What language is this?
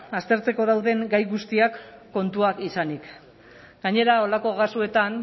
Basque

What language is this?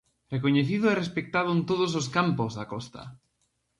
Galician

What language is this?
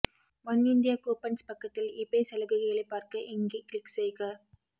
Tamil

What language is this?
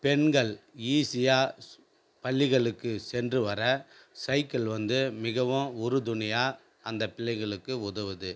Tamil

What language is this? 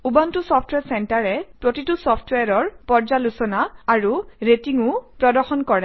Assamese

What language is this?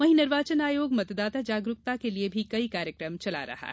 Hindi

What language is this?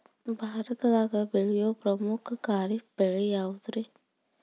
Kannada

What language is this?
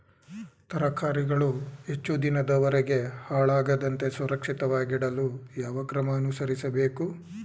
Kannada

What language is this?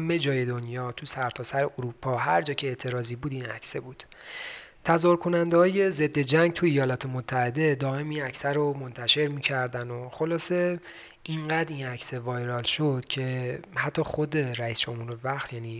Persian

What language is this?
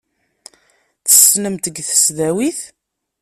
Kabyle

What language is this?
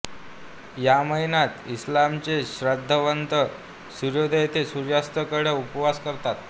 Marathi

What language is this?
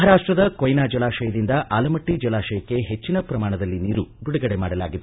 Kannada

